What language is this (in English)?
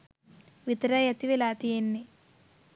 Sinhala